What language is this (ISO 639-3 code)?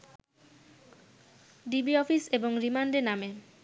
ben